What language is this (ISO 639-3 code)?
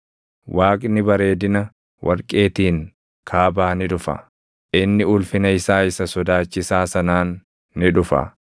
orm